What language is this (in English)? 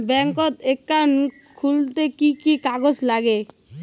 Bangla